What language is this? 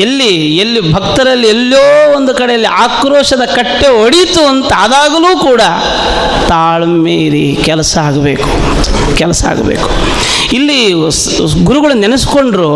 Kannada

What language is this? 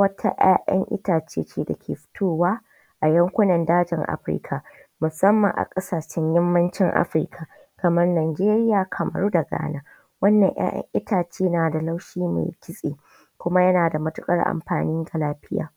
Hausa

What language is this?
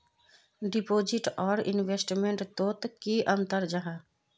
Magahi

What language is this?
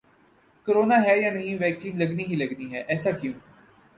Urdu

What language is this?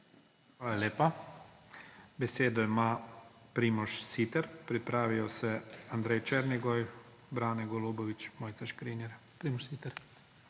Slovenian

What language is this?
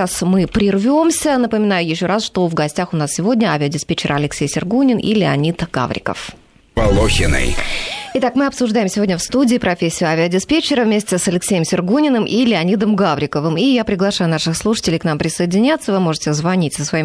Russian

